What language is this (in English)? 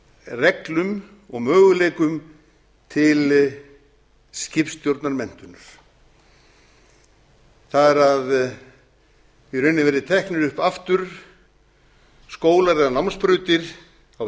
Icelandic